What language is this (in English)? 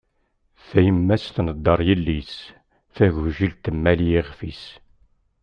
Kabyle